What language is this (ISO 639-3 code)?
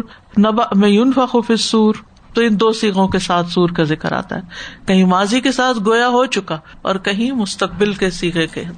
urd